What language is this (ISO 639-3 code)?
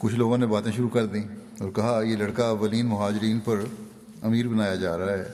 urd